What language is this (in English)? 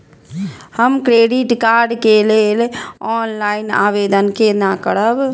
Maithili